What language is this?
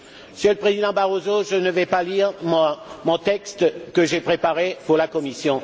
French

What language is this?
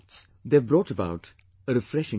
English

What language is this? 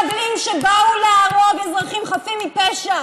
Hebrew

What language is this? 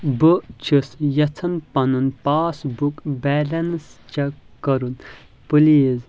Kashmiri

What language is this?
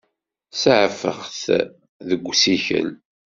Kabyle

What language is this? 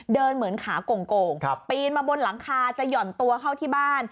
Thai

